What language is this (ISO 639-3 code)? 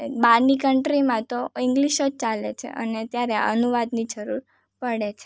guj